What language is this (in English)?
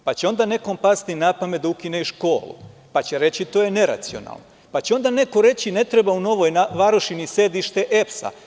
Serbian